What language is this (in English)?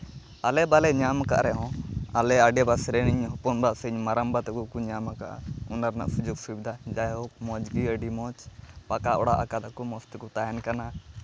Santali